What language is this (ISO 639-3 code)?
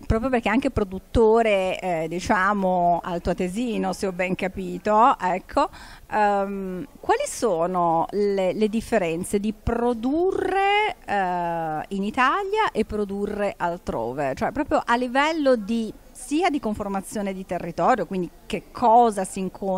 ita